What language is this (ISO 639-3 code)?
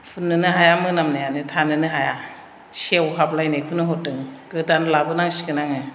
brx